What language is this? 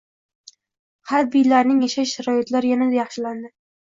Uzbek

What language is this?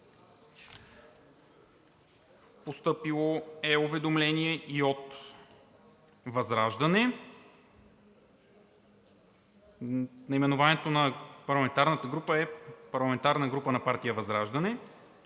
Bulgarian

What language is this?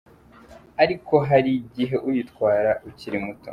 Kinyarwanda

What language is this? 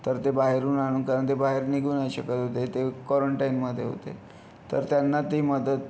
Marathi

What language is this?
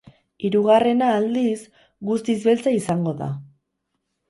Basque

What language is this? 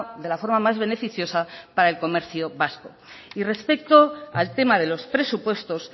Spanish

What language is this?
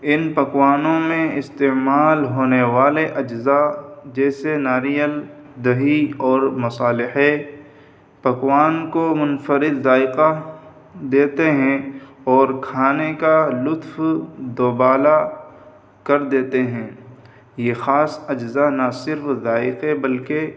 Urdu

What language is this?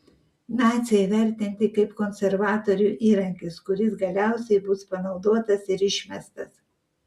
Lithuanian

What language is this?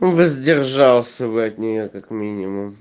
Russian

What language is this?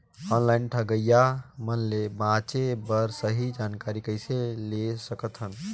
Chhattisgarhi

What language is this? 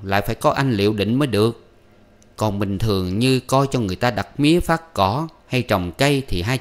Vietnamese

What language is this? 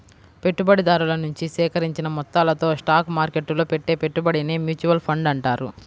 Telugu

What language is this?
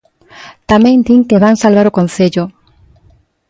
Galician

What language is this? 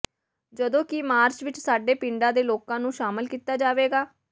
Punjabi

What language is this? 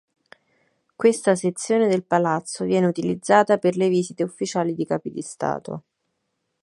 Italian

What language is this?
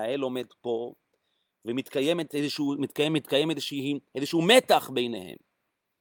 Hebrew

